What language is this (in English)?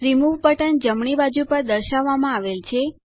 Gujarati